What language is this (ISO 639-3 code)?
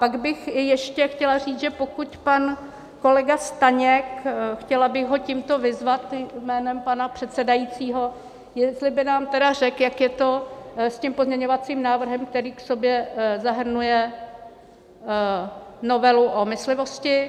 ces